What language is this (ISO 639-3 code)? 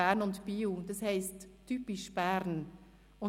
gsw